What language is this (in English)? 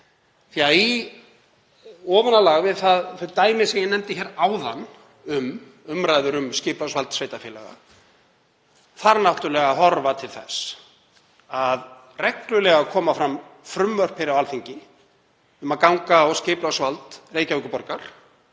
Icelandic